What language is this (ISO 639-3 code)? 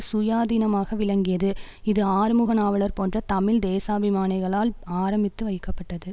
tam